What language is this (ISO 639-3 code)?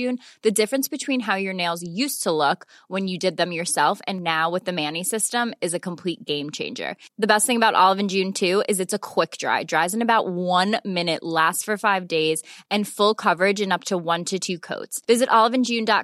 swe